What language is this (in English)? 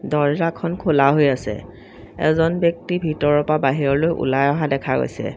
Assamese